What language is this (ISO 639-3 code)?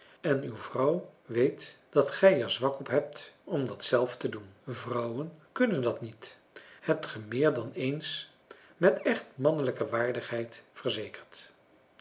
nld